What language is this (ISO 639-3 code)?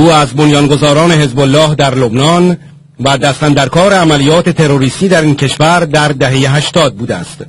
fas